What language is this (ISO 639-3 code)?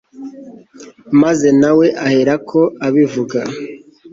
kin